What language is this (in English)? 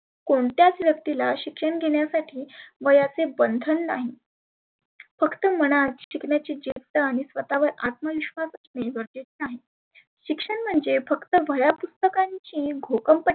Marathi